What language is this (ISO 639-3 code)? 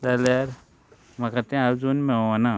kok